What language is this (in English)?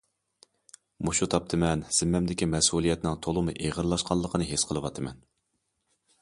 Uyghur